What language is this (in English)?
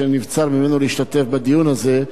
Hebrew